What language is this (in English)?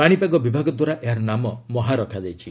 Odia